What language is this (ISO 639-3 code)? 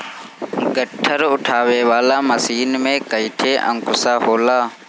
bho